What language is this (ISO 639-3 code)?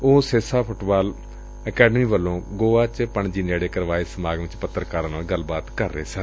pan